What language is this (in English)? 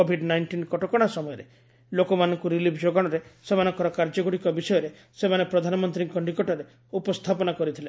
Odia